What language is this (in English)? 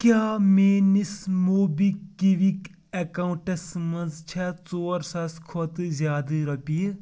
Kashmiri